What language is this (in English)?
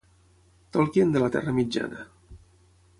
Catalan